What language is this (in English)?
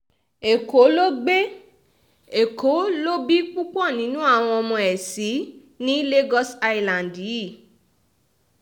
Yoruba